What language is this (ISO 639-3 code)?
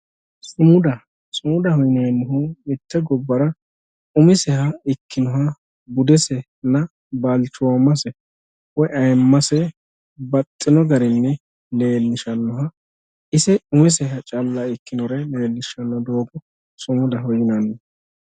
sid